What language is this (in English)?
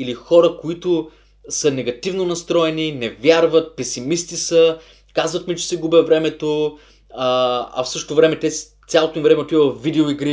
Bulgarian